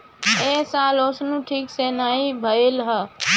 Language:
Bhojpuri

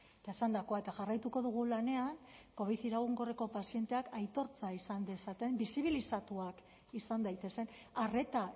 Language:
Basque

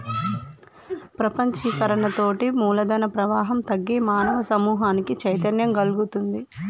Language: Telugu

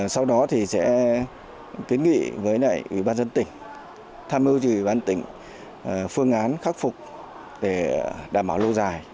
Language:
Vietnamese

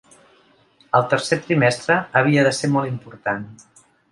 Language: Catalan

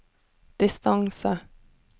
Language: Norwegian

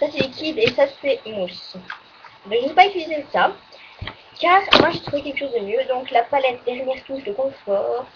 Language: French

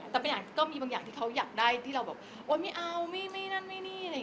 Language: Thai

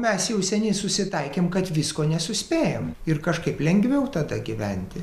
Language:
Lithuanian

